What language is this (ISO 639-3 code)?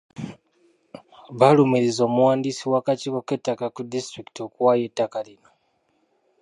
lug